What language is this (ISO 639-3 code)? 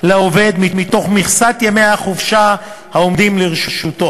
heb